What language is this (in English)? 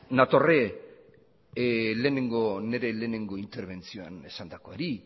Basque